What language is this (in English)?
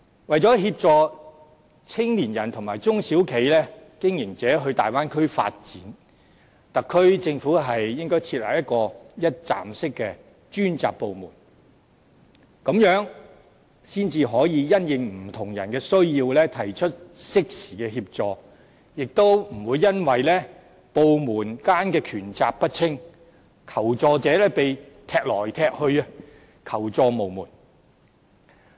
Cantonese